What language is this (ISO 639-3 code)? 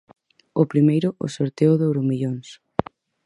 glg